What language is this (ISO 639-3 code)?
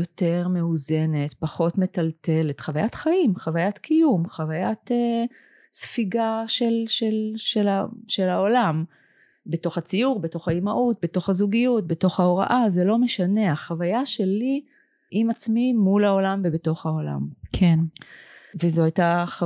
heb